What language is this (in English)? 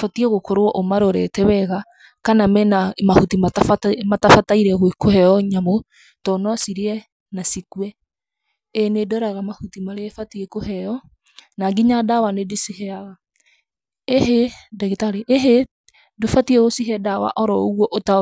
Kikuyu